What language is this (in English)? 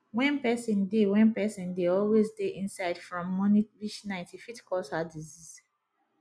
Nigerian Pidgin